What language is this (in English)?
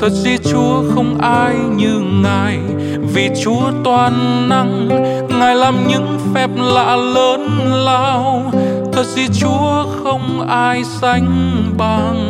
Vietnamese